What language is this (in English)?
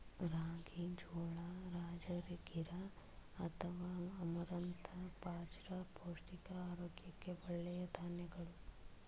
Kannada